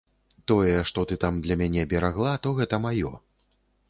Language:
Belarusian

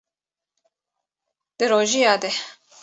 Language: Kurdish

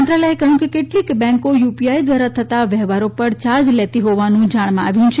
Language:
Gujarati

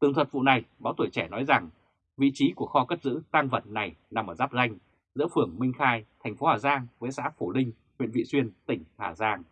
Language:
Vietnamese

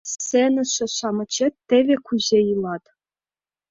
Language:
Mari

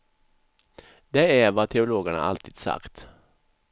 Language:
Swedish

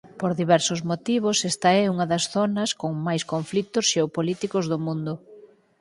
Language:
Galician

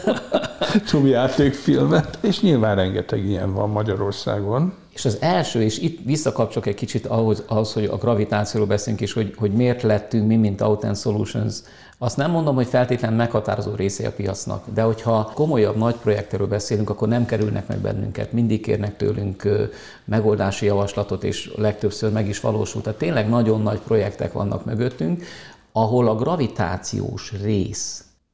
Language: Hungarian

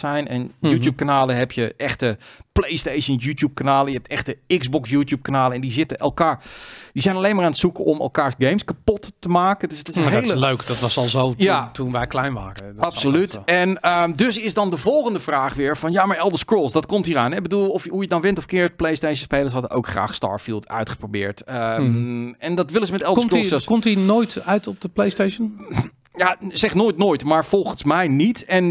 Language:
Dutch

